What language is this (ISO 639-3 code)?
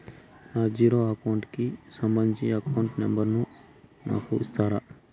tel